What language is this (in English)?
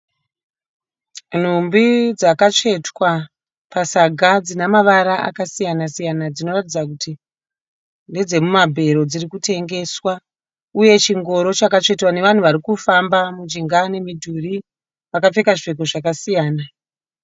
Shona